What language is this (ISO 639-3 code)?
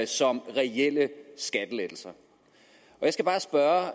dan